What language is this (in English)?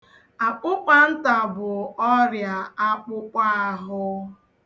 Igbo